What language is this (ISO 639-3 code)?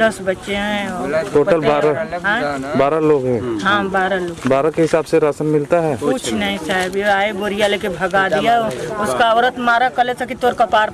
hin